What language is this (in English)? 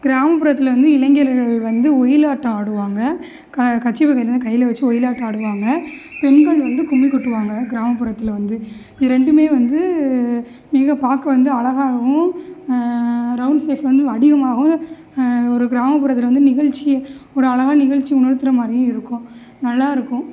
Tamil